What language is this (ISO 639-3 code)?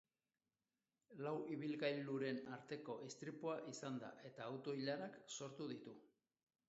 eus